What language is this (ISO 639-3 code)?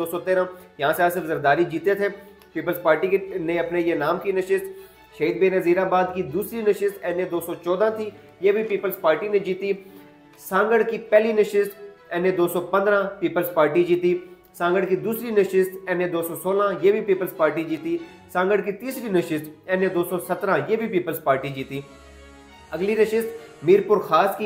hin